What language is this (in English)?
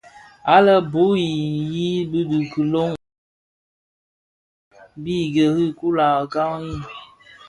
Bafia